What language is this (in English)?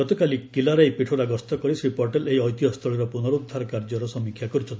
Odia